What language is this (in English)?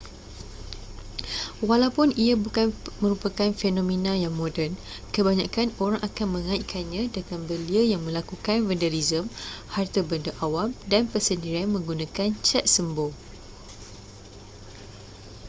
Malay